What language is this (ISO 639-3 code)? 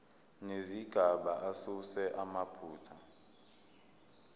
zul